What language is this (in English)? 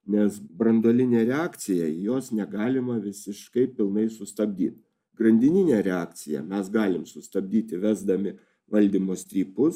Lithuanian